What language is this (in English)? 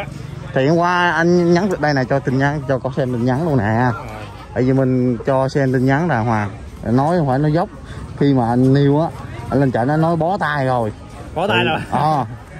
Vietnamese